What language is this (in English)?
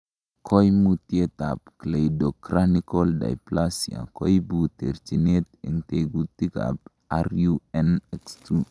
Kalenjin